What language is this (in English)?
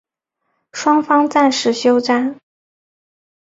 Chinese